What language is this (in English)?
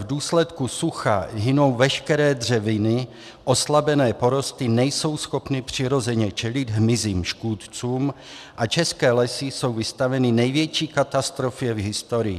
Czech